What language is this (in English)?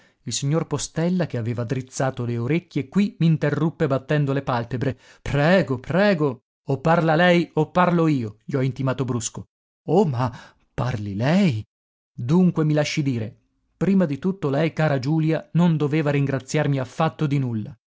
Italian